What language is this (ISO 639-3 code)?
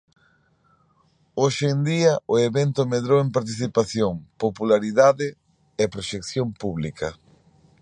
glg